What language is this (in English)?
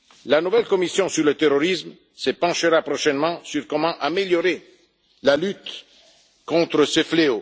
French